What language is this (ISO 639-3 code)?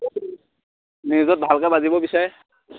asm